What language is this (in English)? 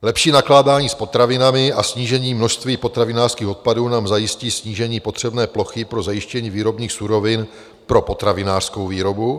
Czech